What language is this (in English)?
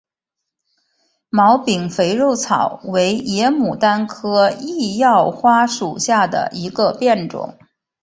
Chinese